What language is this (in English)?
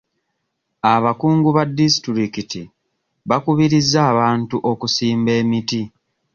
Ganda